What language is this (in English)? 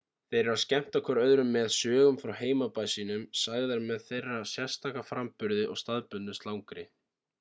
Icelandic